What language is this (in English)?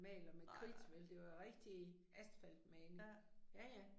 Danish